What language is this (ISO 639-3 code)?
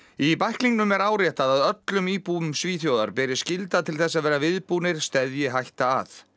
isl